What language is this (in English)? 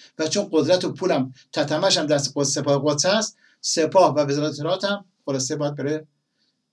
Persian